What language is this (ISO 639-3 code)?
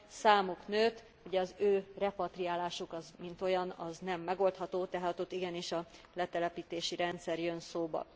hun